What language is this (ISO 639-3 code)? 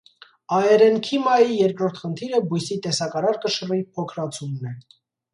hye